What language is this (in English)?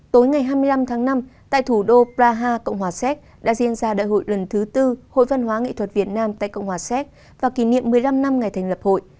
Vietnamese